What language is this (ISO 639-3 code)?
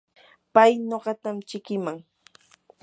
qur